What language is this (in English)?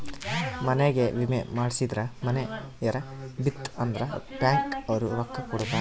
Kannada